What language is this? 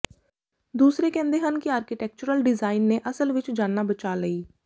Punjabi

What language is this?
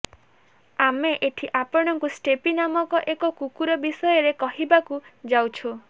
Odia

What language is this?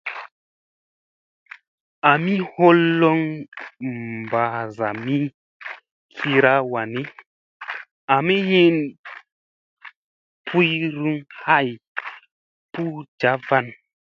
Musey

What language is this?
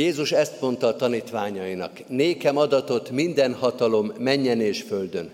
Hungarian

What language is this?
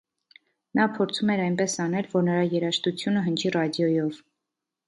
Armenian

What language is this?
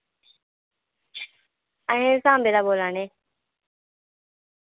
Dogri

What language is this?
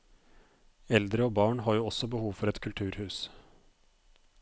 Norwegian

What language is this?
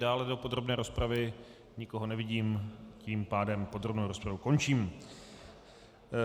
Czech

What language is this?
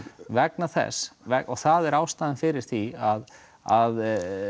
Icelandic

